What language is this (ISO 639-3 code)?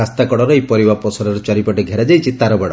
ori